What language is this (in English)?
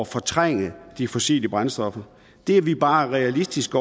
Danish